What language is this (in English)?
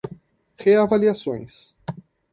Portuguese